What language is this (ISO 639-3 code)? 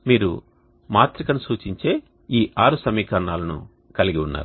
tel